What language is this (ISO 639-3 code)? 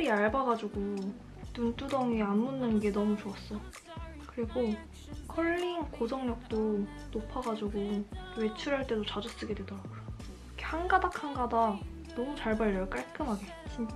kor